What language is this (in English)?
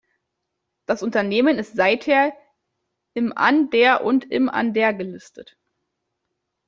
German